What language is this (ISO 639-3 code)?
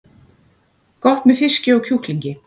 isl